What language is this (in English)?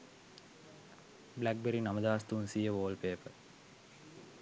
Sinhala